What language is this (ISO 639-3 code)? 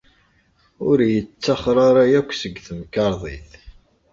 kab